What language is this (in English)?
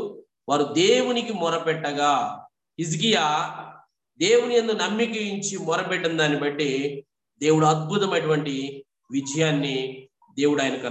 Telugu